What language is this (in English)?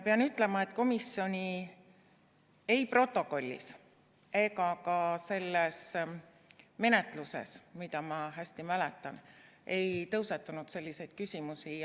Estonian